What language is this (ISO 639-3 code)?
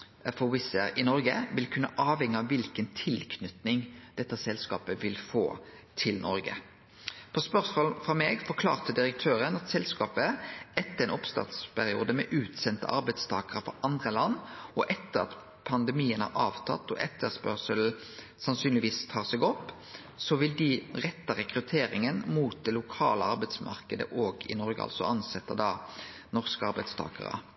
nno